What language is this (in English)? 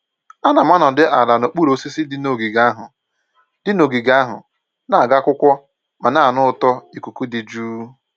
Igbo